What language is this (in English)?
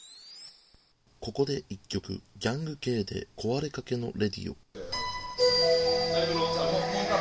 Japanese